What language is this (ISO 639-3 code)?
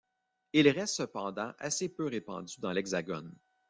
fra